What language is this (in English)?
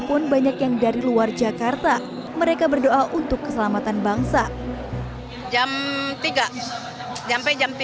Indonesian